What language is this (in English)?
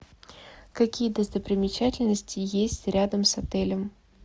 Russian